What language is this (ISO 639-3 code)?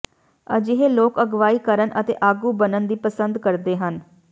pan